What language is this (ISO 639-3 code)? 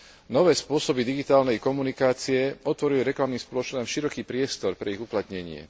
slk